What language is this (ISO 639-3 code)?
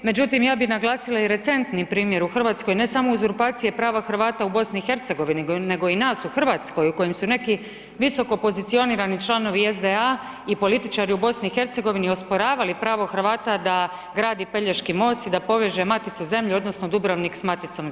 hrv